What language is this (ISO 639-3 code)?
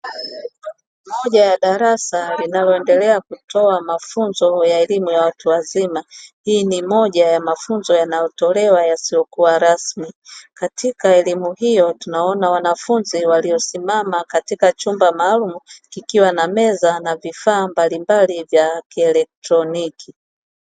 swa